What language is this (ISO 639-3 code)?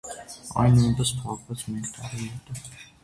hye